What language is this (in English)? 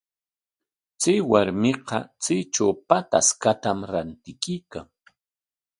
Corongo Ancash Quechua